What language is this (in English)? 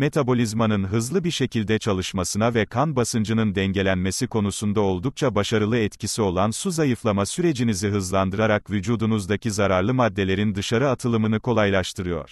Turkish